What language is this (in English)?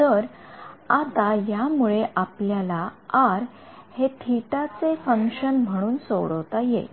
Marathi